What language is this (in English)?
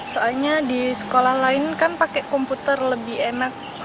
Indonesian